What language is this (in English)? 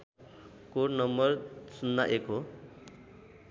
Nepali